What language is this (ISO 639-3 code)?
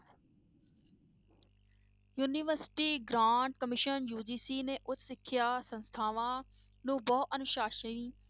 pan